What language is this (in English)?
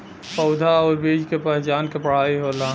Bhojpuri